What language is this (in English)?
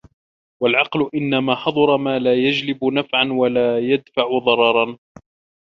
Arabic